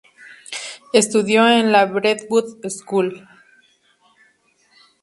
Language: Spanish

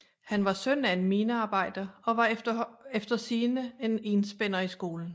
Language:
Danish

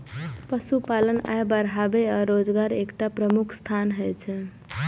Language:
Maithili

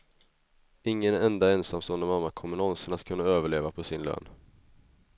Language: Swedish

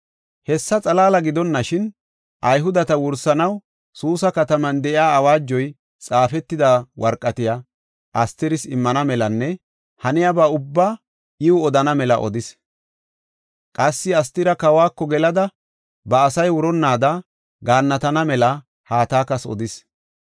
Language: Gofa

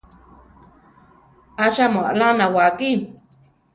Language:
Central Tarahumara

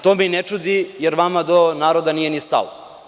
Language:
Serbian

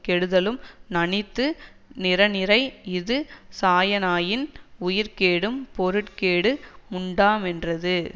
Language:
Tamil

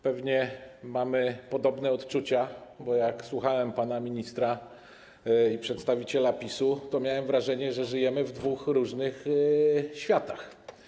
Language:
Polish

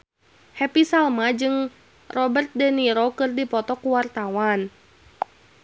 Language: Sundanese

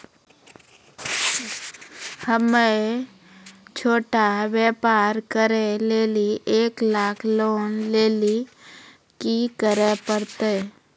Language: Maithili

